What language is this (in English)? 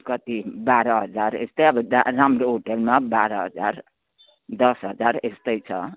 Nepali